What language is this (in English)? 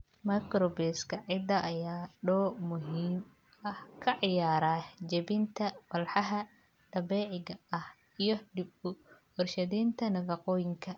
Somali